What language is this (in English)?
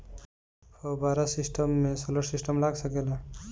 Bhojpuri